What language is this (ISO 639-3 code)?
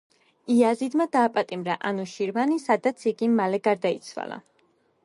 kat